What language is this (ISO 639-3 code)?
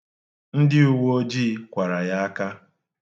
ibo